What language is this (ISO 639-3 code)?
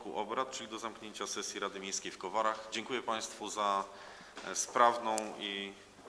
pol